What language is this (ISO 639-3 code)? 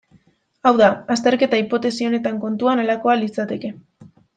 eus